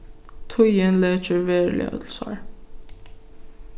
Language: Faroese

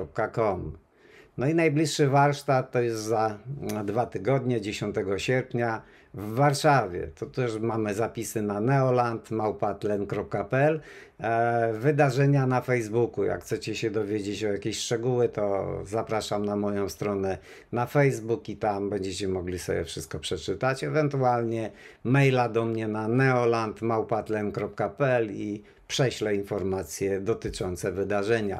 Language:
Polish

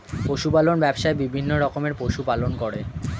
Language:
Bangla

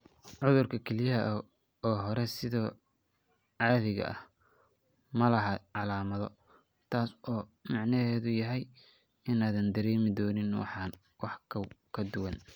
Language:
Somali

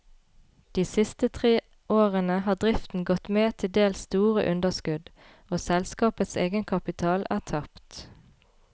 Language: Norwegian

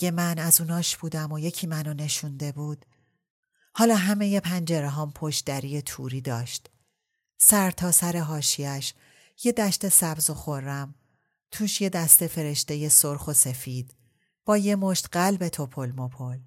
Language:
Persian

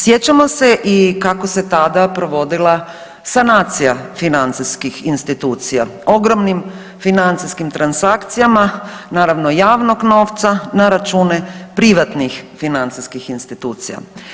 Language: Croatian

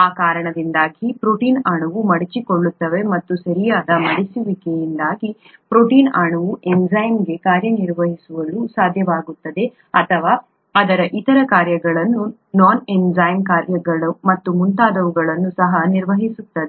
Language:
Kannada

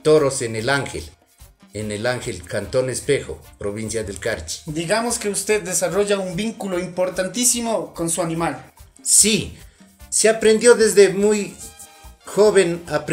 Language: Spanish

